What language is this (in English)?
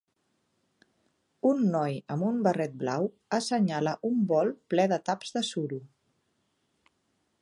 Catalan